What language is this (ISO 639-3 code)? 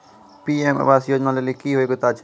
mai